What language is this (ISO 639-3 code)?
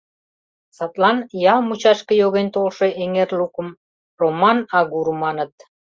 chm